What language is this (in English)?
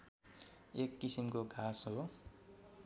Nepali